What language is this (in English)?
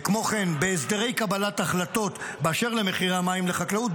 Hebrew